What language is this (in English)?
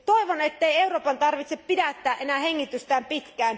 Finnish